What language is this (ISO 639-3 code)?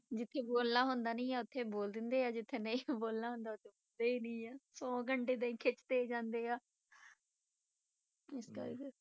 pan